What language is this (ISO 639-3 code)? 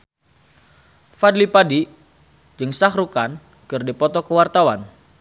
sun